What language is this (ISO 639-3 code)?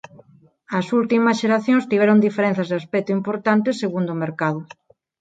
glg